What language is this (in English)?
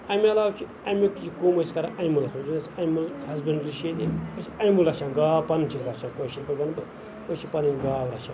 Kashmiri